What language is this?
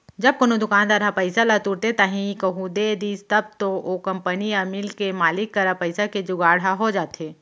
Chhattisgarhi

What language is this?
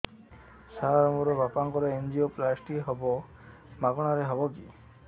Odia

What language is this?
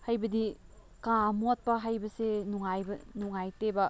Manipuri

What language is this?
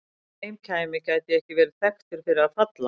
Icelandic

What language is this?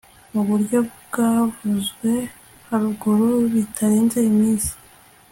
Kinyarwanda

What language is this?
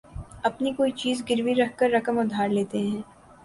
Urdu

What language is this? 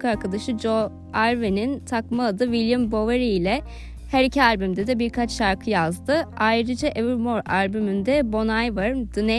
Turkish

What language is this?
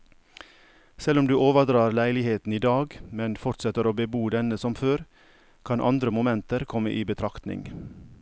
Norwegian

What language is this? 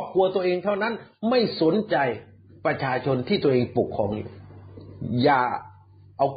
Thai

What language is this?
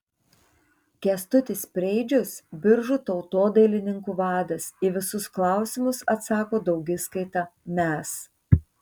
Lithuanian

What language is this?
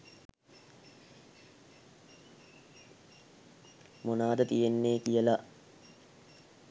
Sinhala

